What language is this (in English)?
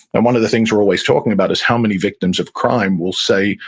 English